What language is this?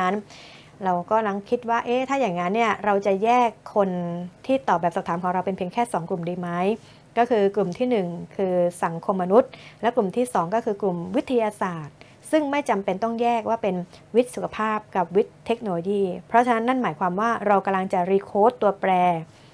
Thai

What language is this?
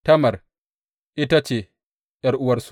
Hausa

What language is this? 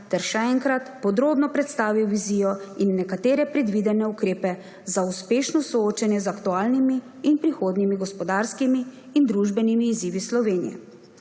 Slovenian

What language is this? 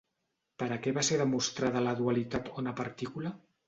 Catalan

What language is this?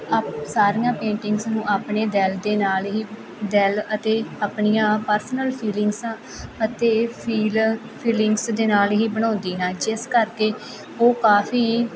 Punjabi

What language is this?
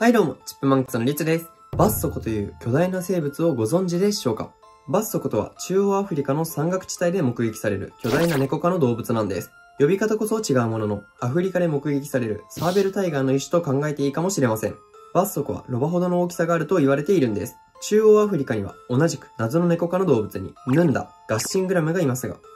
Japanese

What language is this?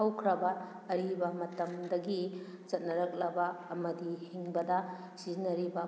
Manipuri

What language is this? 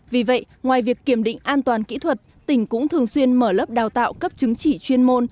Vietnamese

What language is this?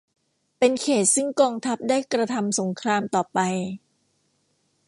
Thai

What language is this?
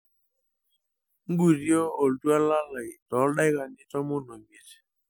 Masai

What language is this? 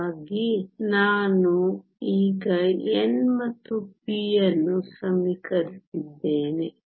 Kannada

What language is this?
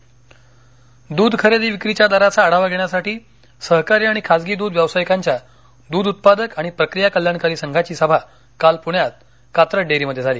Marathi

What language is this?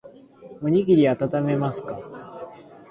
Japanese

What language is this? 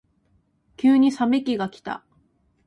Japanese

